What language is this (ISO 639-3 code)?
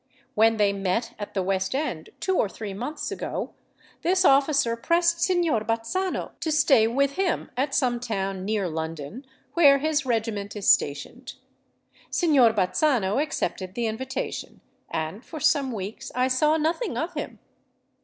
eng